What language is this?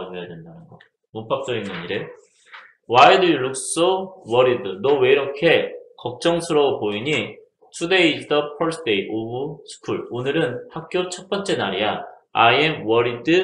Korean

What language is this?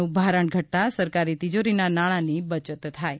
Gujarati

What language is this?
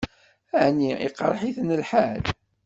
Kabyle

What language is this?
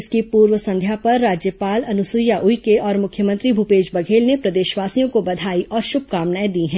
Hindi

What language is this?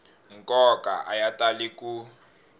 Tsonga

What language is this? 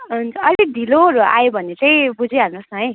Nepali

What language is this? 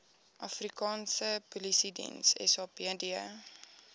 Afrikaans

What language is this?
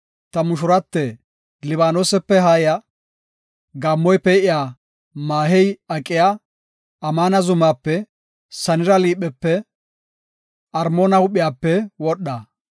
Gofa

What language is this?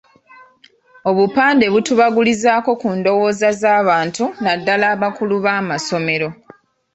Ganda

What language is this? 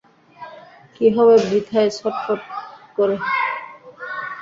Bangla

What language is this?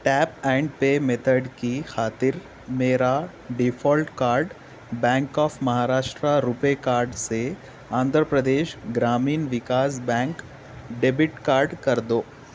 Urdu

